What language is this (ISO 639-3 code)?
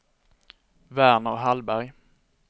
swe